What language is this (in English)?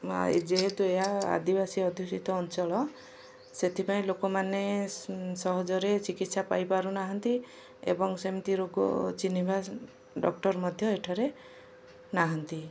Odia